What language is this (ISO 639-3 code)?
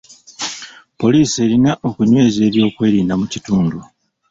lug